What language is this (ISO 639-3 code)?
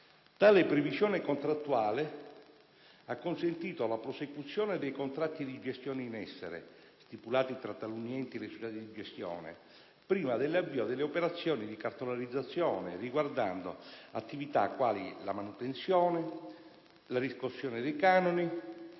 ita